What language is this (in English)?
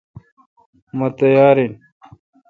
Kalkoti